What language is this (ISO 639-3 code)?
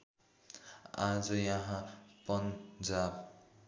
nep